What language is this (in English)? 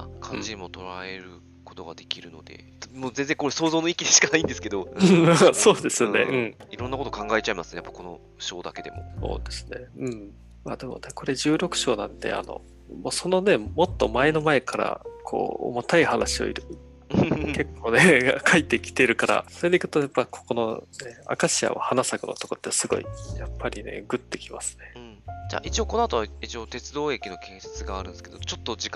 Japanese